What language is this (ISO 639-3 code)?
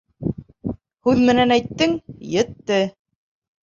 bak